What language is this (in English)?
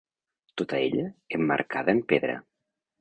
Catalan